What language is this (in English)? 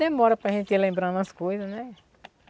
Portuguese